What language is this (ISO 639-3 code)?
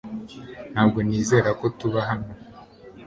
kin